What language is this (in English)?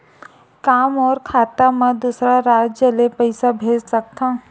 Chhattisgarhi